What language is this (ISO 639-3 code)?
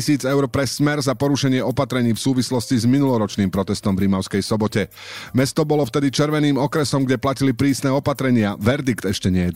slk